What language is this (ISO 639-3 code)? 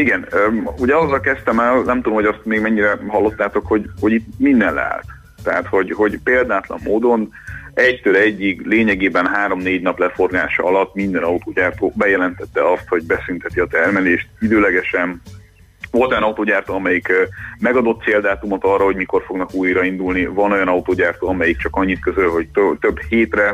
hun